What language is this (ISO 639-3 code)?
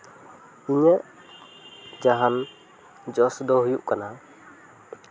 sat